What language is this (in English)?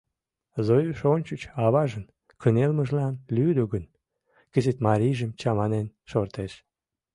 Mari